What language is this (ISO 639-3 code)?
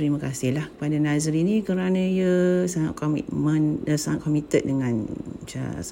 msa